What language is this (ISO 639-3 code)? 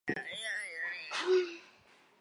zho